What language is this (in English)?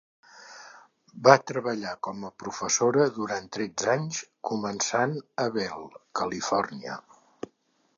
Catalan